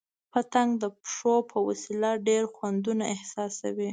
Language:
Pashto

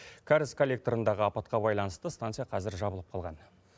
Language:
Kazakh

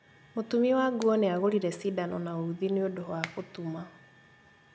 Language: Kikuyu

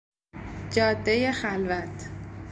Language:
Persian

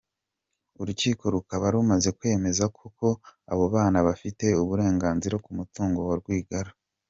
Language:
Kinyarwanda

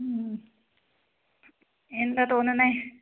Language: Malayalam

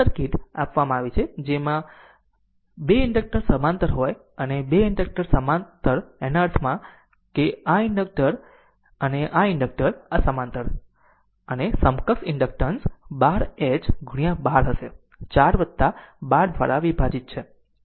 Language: Gujarati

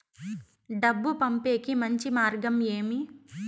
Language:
Telugu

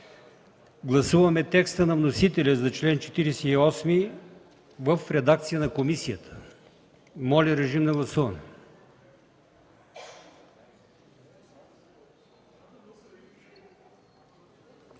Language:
Bulgarian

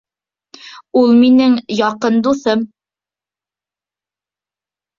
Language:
Bashkir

